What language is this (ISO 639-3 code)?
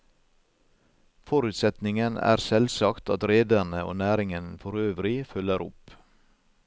nor